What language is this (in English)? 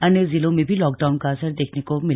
Hindi